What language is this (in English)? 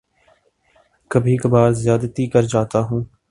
Urdu